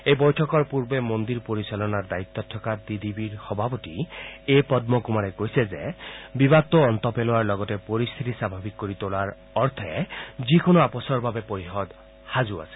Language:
Assamese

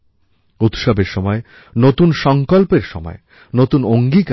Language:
Bangla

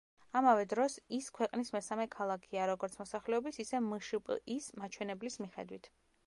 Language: Georgian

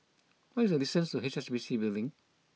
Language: English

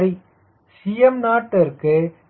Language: Tamil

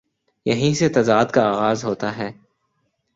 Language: Urdu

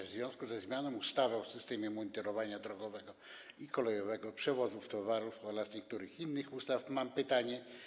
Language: Polish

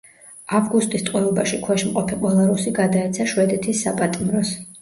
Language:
Georgian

